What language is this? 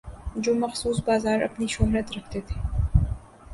Urdu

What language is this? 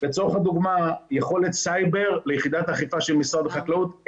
Hebrew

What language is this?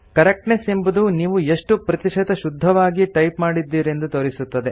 Kannada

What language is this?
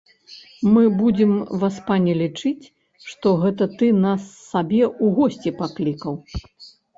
Belarusian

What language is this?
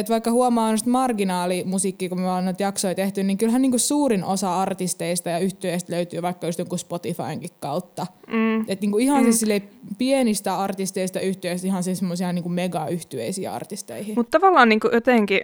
Finnish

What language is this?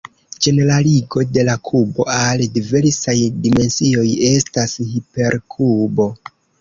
Esperanto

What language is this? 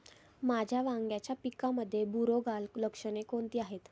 Marathi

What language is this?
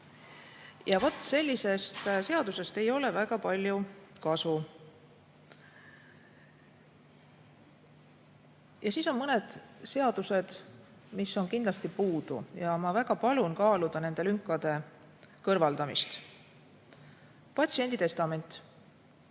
Estonian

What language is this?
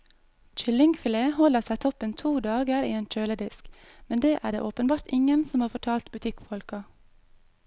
Norwegian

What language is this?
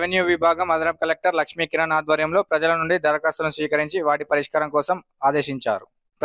Indonesian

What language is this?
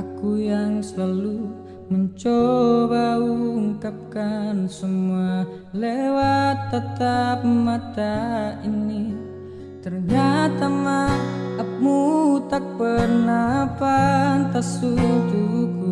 Indonesian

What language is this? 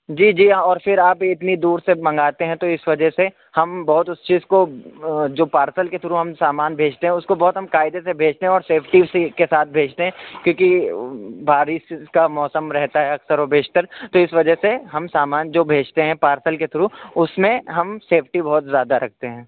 Urdu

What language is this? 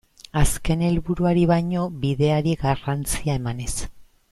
Basque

